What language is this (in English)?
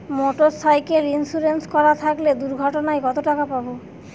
Bangla